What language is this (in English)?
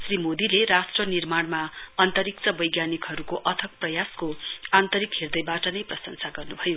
Nepali